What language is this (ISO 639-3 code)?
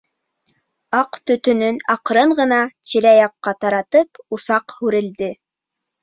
bak